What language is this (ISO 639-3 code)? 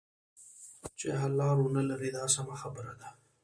pus